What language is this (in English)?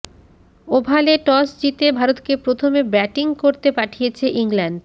Bangla